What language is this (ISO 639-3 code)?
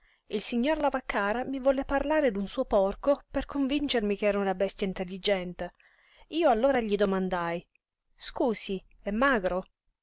ita